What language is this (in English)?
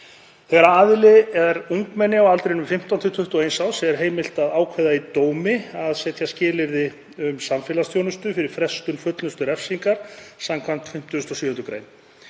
Icelandic